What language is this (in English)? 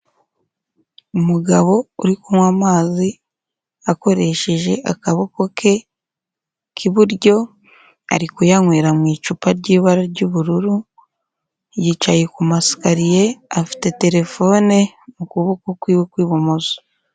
Kinyarwanda